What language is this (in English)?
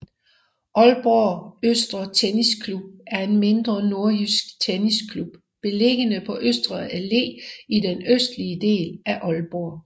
Danish